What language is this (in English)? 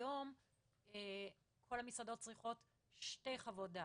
Hebrew